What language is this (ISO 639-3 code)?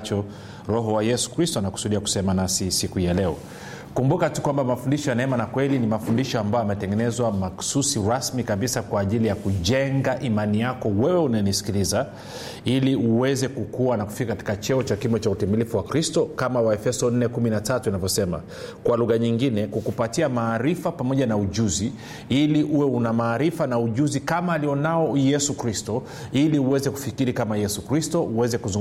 swa